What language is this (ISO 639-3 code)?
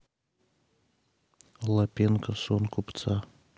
rus